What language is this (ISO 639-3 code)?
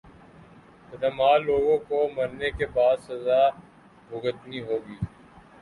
urd